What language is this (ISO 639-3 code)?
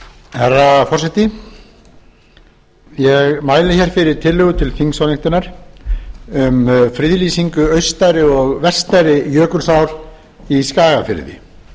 isl